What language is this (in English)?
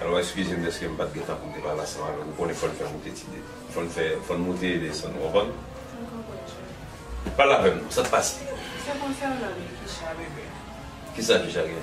French